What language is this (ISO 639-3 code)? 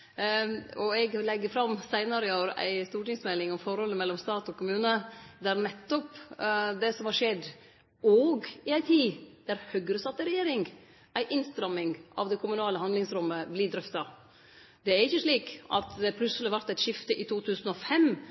nno